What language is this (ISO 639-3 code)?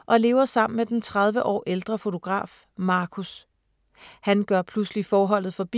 dan